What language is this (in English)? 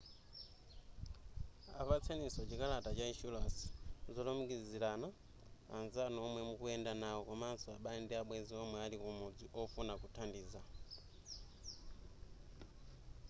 Nyanja